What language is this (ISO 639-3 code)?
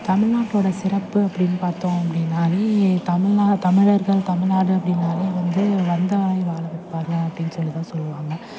tam